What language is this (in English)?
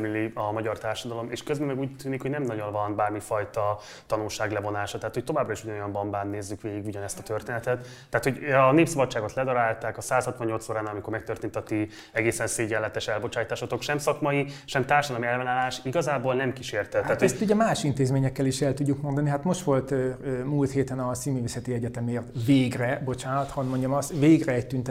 Hungarian